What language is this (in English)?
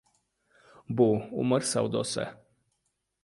Uzbek